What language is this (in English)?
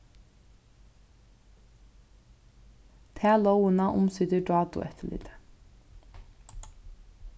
Faroese